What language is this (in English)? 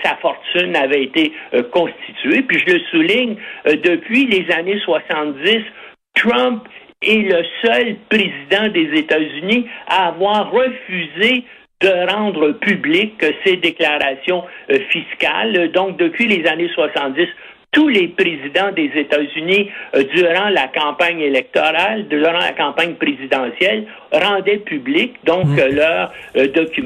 French